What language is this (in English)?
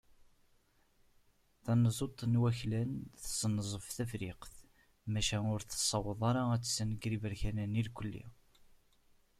Kabyle